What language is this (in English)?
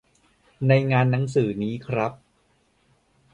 Thai